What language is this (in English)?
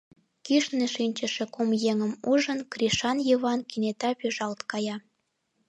Mari